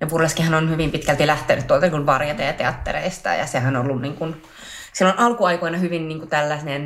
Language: Finnish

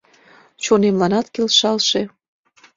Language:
Mari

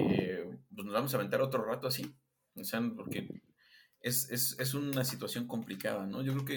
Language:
Spanish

